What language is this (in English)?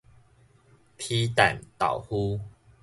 Min Nan Chinese